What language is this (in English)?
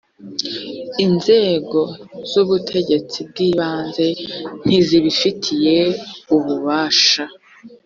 Kinyarwanda